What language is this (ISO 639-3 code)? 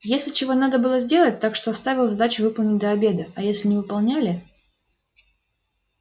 rus